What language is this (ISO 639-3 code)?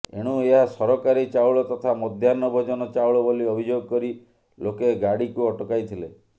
ori